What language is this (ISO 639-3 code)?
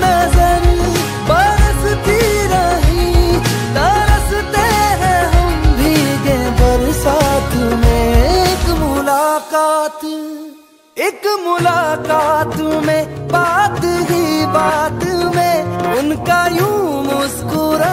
ara